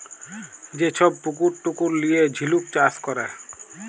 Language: Bangla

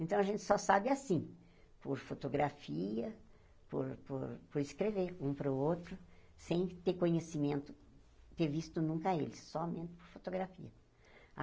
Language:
Portuguese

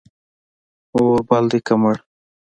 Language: Pashto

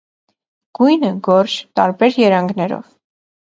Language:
Armenian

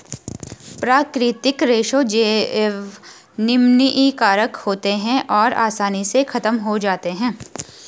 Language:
Hindi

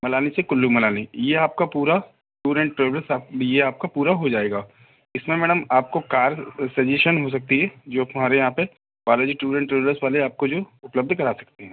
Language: Hindi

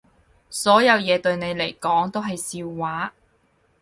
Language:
Cantonese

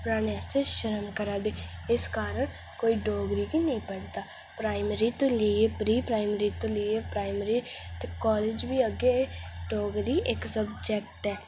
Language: Dogri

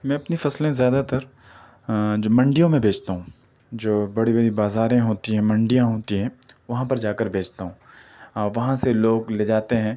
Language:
Urdu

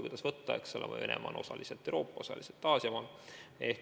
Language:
Estonian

